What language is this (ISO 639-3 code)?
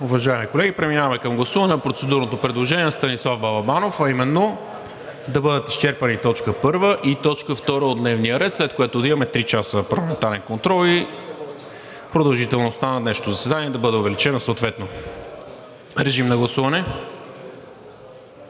bul